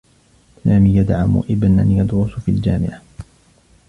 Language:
Arabic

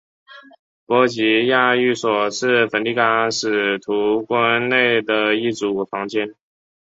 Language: Chinese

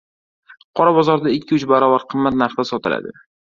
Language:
Uzbek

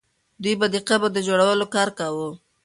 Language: Pashto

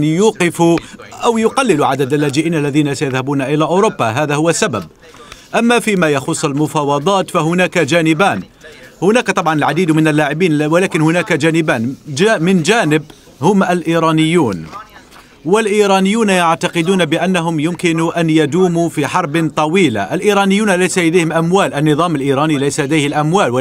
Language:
Arabic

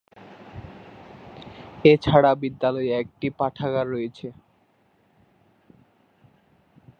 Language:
Bangla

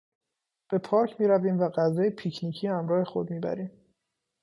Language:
Persian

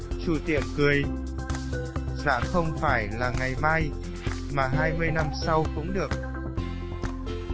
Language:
Vietnamese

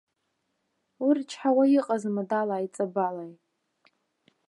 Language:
Abkhazian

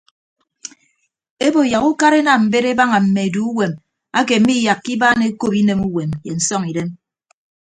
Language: Ibibio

